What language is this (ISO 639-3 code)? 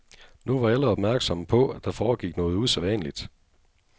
dan